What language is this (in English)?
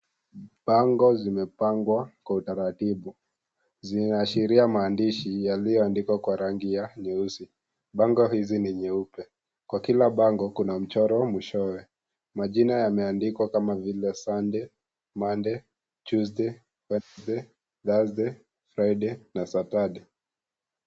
Swahili